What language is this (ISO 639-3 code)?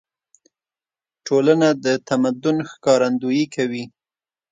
pus